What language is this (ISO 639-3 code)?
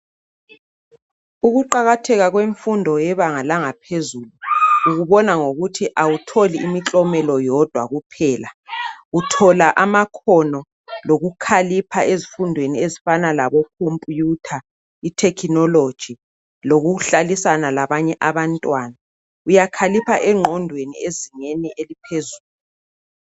nde